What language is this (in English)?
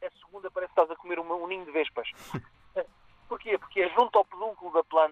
Portuguese